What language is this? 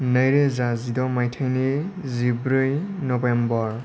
Bodo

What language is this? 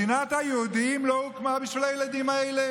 Hebrew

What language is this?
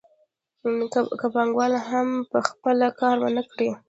Pashto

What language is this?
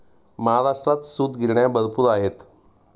Marathi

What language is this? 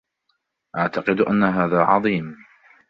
Arabic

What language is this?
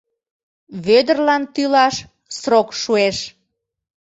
Mari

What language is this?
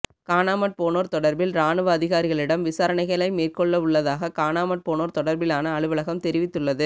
Tamil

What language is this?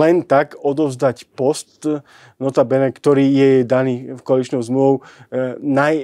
Slovak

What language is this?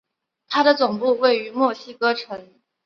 Chinese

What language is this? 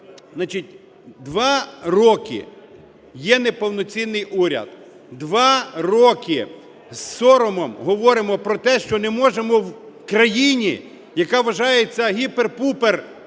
Ukrainian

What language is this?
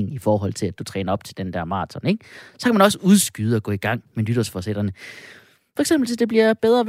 Danish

